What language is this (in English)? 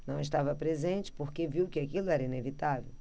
Portuguese